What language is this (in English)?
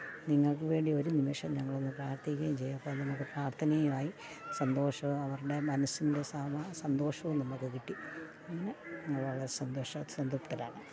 Malayalam